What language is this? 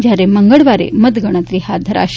Gujarati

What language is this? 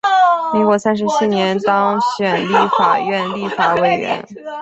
Chinese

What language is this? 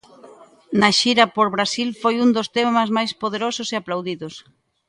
Galician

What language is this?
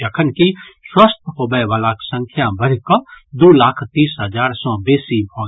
Maithili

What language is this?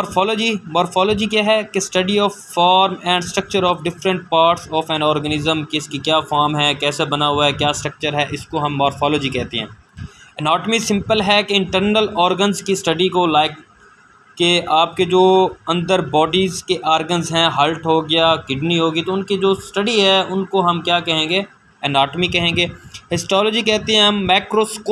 Urdu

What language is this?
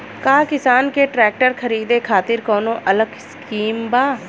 Bhojpuri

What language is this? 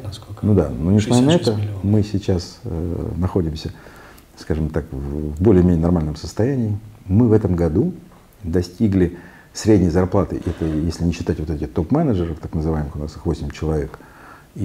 Russian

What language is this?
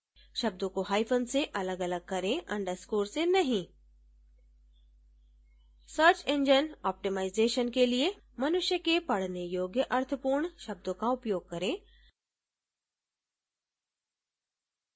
Hindi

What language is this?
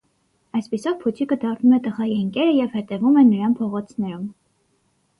Armenian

